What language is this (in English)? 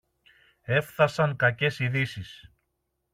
Greek